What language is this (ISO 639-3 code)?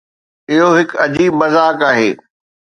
snd